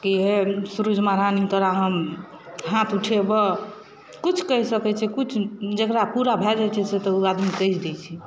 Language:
Maithili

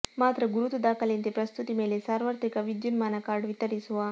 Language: Kannada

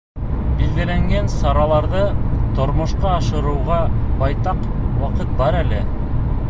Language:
Bashkir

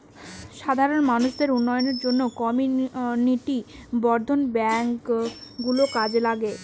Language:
Bangla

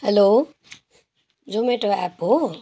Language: Nepali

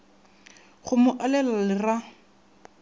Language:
Northern Sotho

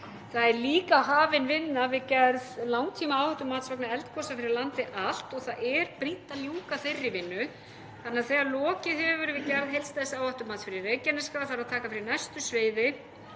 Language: Icelandic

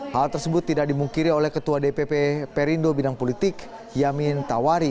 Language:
Indonesian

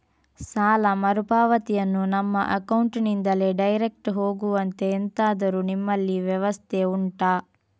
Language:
Kannada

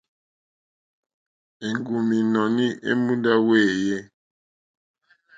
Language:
Mokpwe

